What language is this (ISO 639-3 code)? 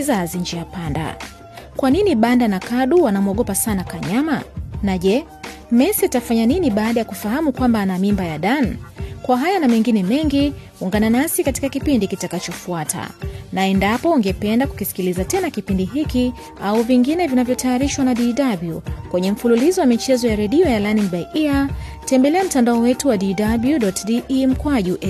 swa